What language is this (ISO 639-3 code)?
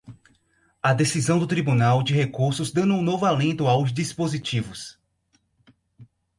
por